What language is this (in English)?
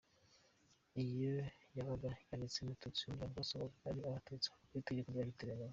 Kinyarwanda